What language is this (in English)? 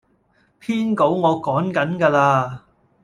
Cantonese